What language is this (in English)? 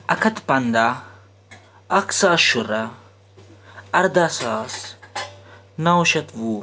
Kashmiri